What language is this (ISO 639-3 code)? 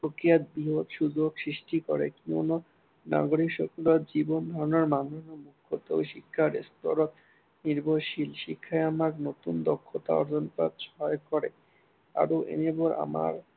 asm